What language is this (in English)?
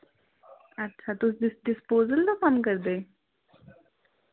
Dogri